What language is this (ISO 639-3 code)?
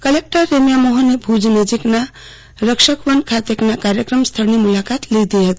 guj